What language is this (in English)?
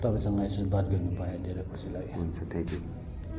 Nepali